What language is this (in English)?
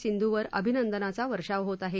Marathi